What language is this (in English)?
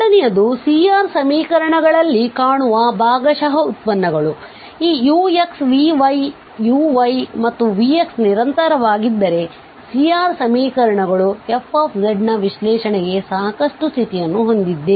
Kannada